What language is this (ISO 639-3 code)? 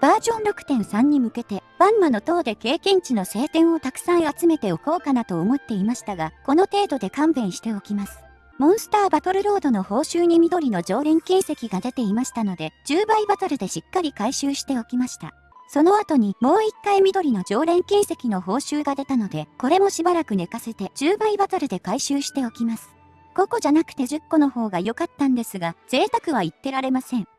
jpn